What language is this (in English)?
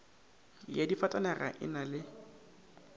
Northern Sotho